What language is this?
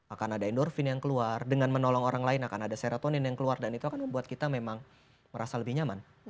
Indonesian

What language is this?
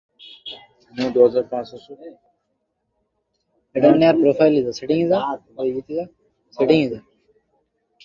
Bangla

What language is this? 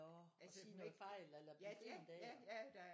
Danish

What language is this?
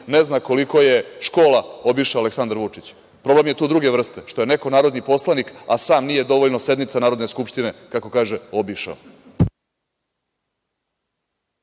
Serbian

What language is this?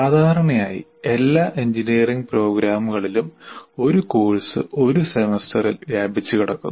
Malayalam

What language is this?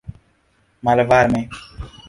Esperanto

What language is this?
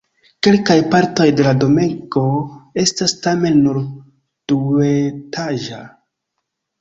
Esperanto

